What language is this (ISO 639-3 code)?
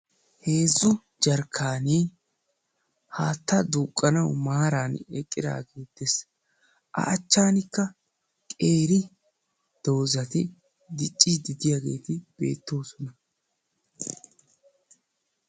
wal